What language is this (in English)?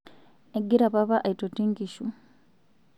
Masai